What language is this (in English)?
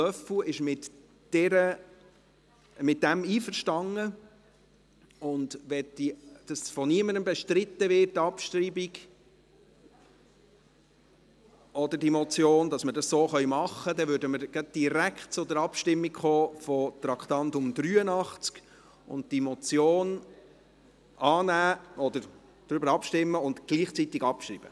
Swiss German